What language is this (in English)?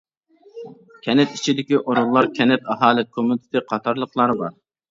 Uyghur